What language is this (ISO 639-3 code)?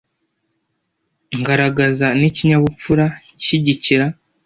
kin